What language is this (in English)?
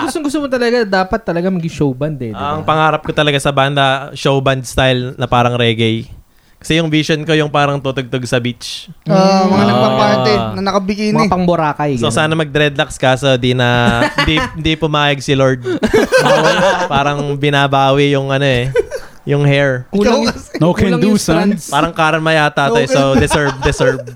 Filipino